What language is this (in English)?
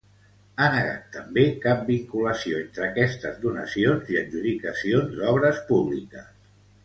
Catalan